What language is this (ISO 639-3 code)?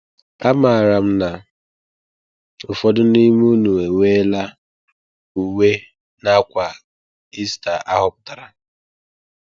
ibo